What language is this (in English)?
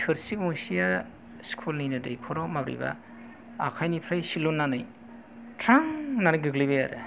Bodo